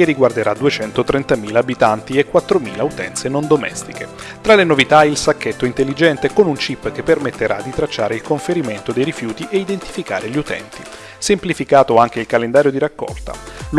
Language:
Italian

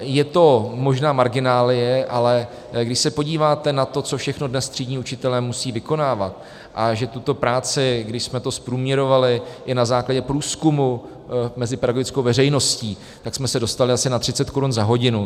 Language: Czech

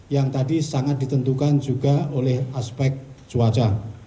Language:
Indonesian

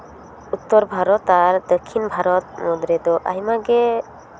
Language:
Santali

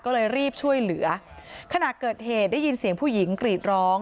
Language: Thai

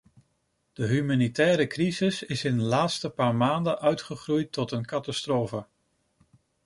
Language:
Dutch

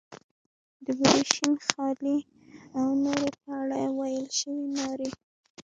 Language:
Pashto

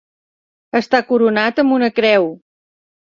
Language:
Catalan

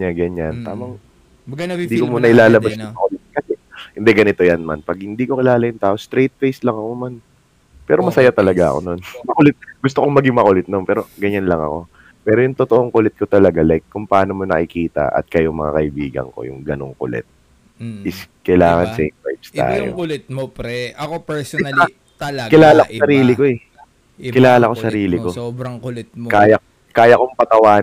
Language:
Filipino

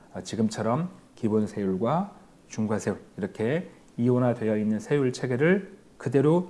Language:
Korean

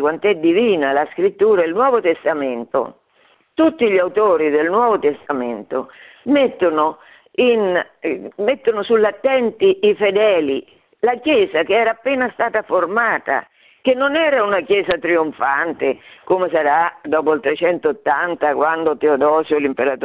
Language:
Italian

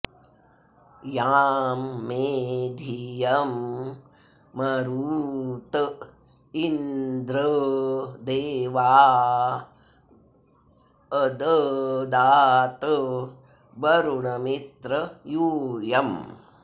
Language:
Sanskrit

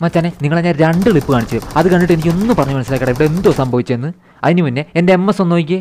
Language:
Malayalam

